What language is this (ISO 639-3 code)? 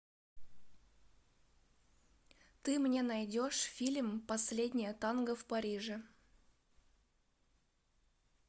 rus